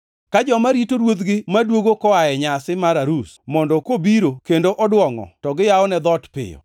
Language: Luo (Kenya and Tanzania)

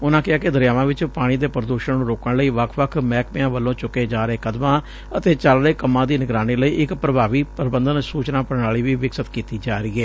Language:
Punjabi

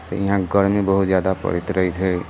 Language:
Maithili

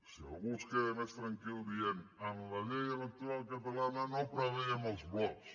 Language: Catalan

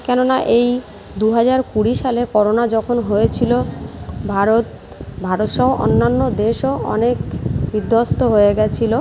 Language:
Bangla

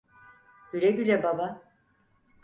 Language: Turkish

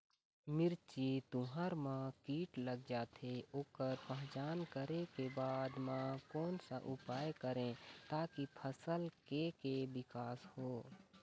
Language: Chhattisgarhi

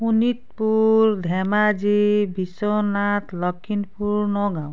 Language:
Assamese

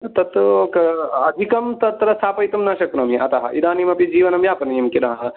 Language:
Sanskrit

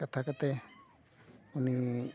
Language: Santali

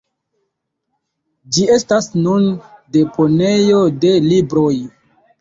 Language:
Esperanto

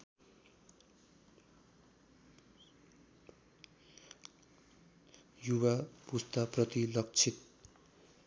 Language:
Nepali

